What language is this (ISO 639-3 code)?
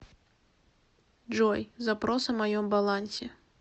rus